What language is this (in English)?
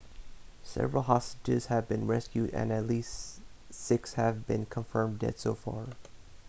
English